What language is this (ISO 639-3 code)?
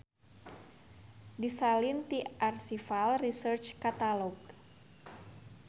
sun